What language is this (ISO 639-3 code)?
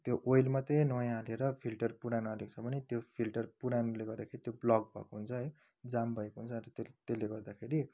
nep